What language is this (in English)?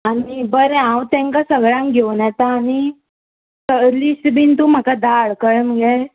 Konkani